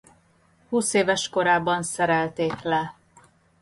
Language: Hungarian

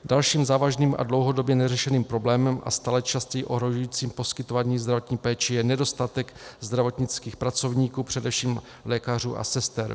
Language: Czech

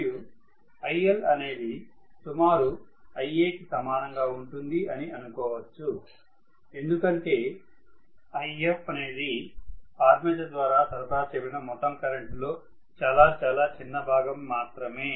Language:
Telugu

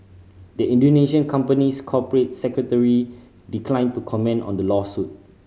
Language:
English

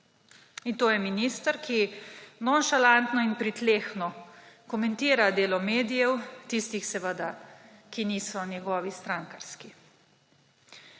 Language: Slovenian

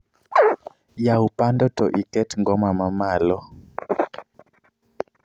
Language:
Luo (Kenya and Tanzania)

